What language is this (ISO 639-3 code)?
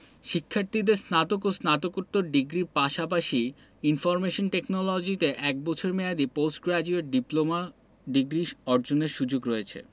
ben